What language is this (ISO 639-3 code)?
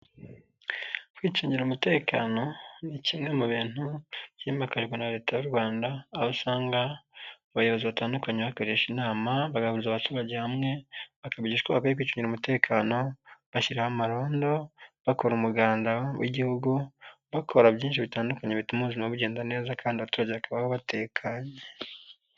kin